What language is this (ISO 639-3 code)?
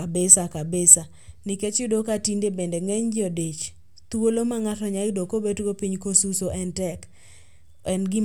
luo